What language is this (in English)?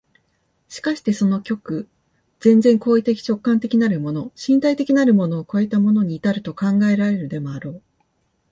Japanese